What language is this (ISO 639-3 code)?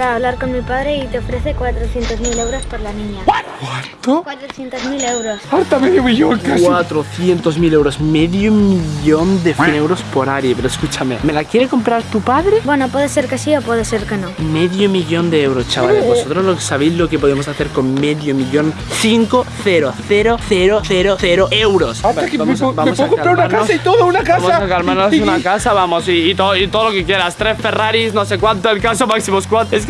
spa